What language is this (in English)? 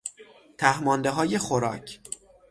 Persian